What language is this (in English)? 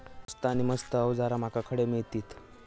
Marathi